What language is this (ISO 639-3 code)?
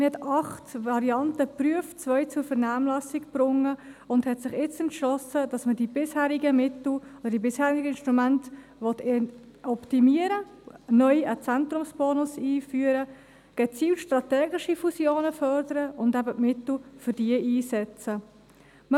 gsw